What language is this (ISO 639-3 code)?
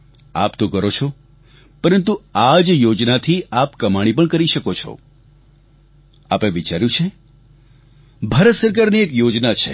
guj